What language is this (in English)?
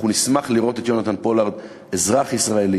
Hebrew